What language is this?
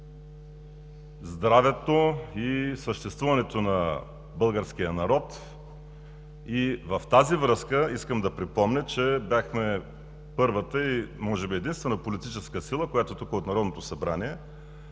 Bulgarian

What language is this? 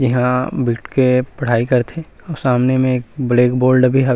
Chhattisgarhi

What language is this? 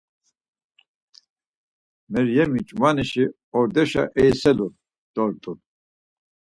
Laz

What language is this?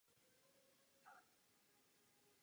Czech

